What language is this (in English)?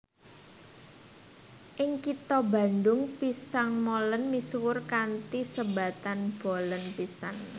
Javanese